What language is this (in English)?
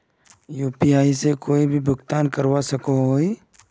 Magahi